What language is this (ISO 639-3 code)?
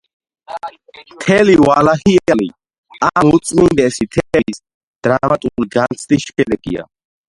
kat